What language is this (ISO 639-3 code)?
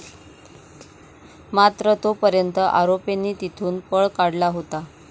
mar